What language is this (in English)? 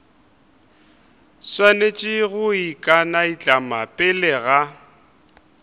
Northern Sotho